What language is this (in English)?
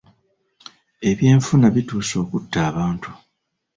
Ganda